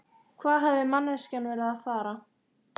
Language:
Icelandic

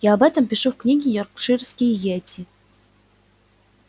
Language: Russian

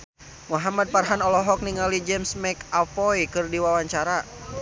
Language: Sundanese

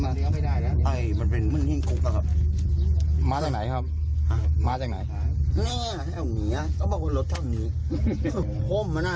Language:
Thai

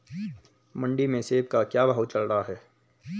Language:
Hindi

